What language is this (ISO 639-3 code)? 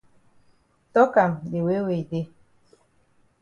wes